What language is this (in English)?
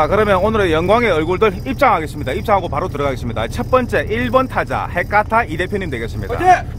Korean